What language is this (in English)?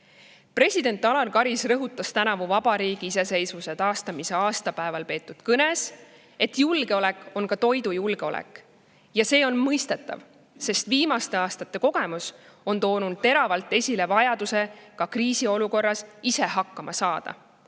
Estonian